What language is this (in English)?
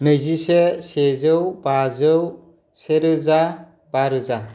Bodo